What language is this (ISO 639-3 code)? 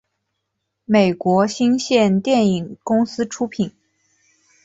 zho